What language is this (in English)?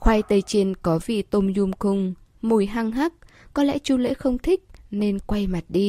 Vietnamese